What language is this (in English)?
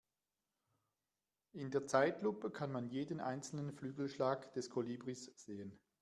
German